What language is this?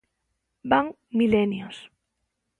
Galician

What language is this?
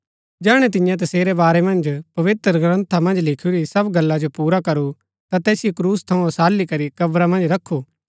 Gaddi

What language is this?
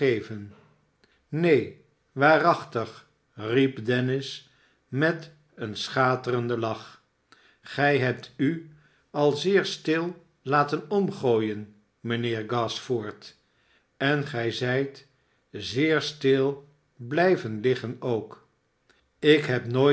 Dutch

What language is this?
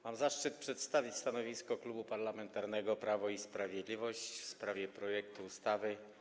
Polish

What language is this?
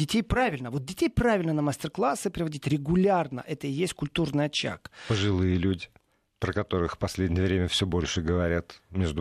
Russian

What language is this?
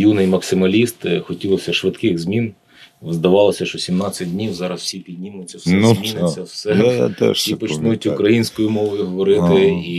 Ukrainian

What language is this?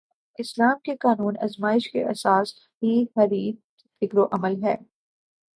Urdu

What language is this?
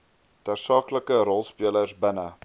Afrikaans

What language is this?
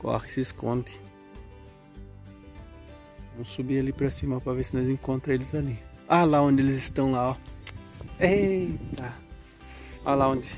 Portuguese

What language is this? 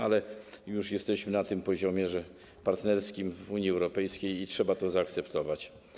Polish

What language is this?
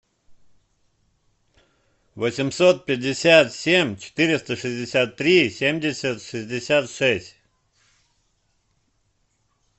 Russian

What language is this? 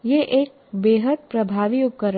Hindi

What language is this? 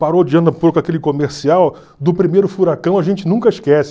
Portuguese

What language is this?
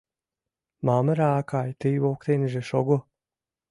Mari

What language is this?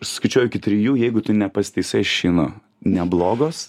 Lithuanian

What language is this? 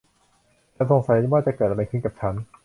Thai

